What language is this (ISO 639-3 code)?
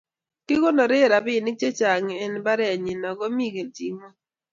kln